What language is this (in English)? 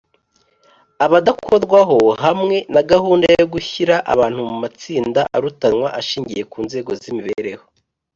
Kinyarwanda